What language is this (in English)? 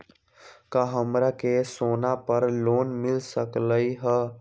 Magahi